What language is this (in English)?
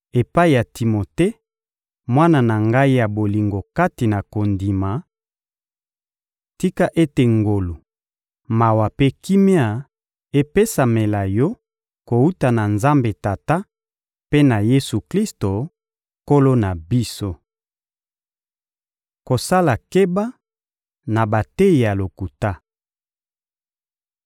Lingala